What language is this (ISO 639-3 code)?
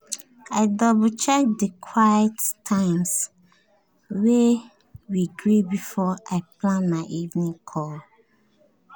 pcm